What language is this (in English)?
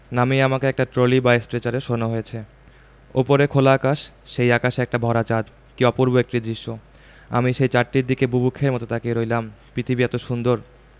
Bangla